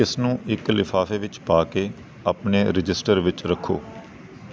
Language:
Punjabi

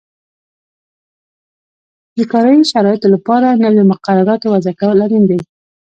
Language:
Pashto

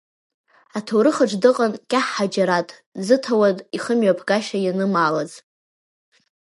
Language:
Abkhazian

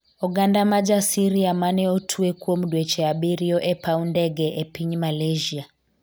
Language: Luo (Kenya and Tanzania)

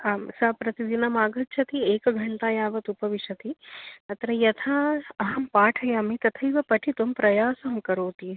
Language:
Sanskrit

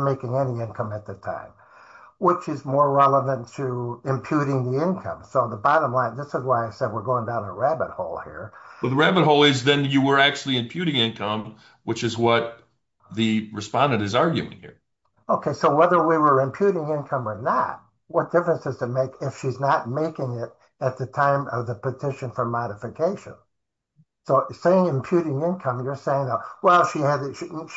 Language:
English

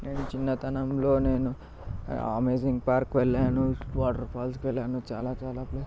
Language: Telugu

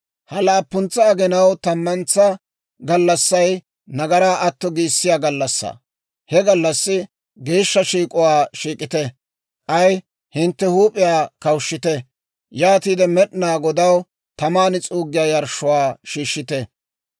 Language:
Dawro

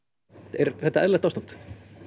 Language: Icelandic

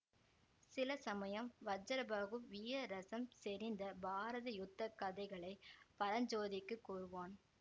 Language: Tamil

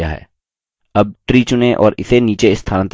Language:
Hindi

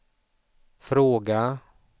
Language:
Swedish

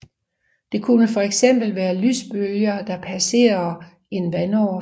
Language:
Danish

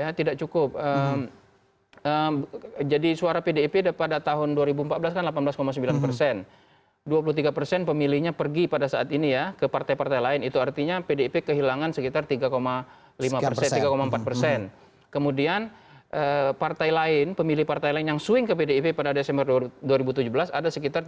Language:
Indonesian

